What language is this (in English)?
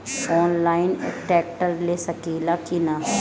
Bhojpuri